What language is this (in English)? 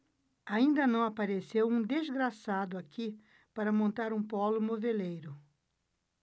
Portuguese